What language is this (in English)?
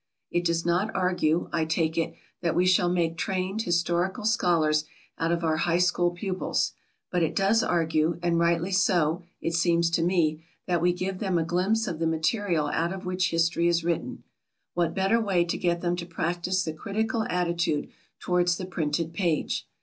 English